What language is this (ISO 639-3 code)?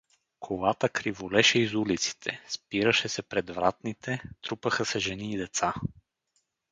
bul